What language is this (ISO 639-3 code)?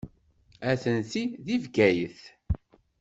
kab